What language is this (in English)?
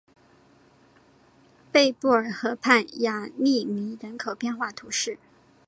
Chinese